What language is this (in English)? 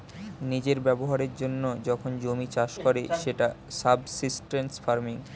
Bangla